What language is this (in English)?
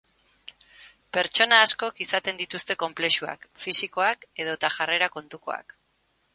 Basque